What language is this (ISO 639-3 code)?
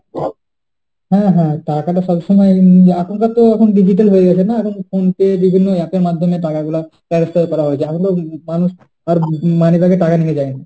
ben